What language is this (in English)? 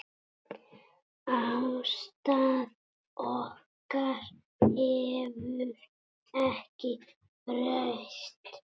Icelandic